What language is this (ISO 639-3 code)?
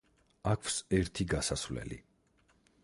kat